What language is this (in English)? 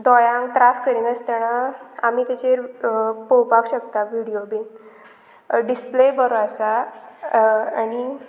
Konkani